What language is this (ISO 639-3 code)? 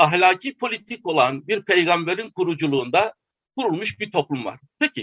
tur